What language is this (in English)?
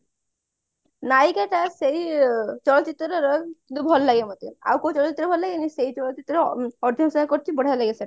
Odia